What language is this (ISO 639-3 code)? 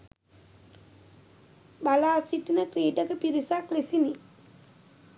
sin